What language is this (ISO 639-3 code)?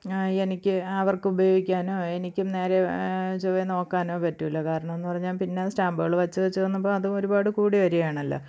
mal